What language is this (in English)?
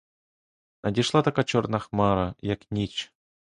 Ukrainian